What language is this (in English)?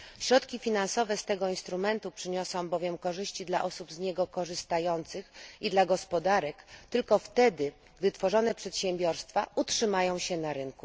Polish